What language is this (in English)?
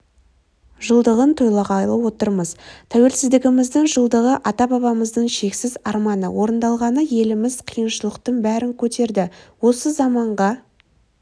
Kazakh